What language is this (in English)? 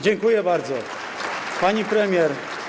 Polish